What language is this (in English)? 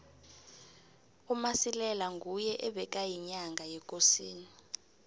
South Ndebele